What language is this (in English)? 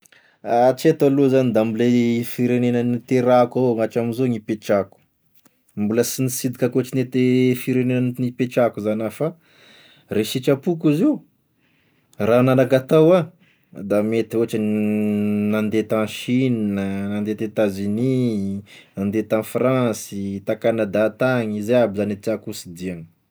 Tesaka Malagasy